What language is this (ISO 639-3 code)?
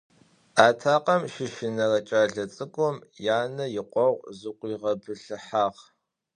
ady